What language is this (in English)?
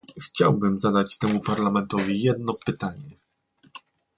Polish